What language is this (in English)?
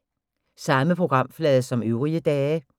Danish